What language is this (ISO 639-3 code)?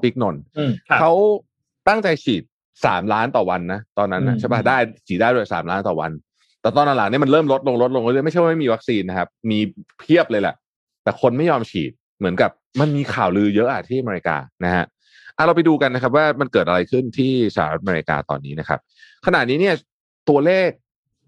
tha